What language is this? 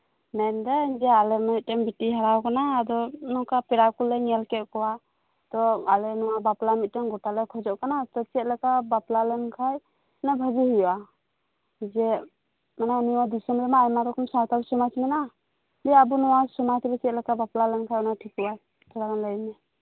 Santali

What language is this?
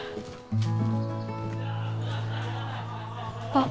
Japanese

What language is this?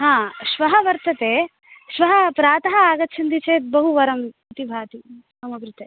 Sanskrit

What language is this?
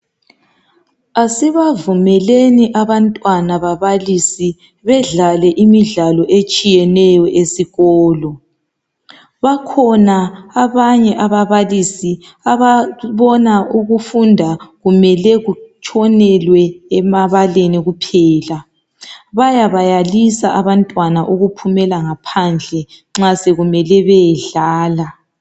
North Ndebele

